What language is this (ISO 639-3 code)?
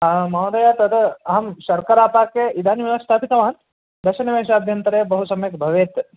san